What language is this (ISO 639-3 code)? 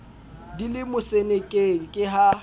sot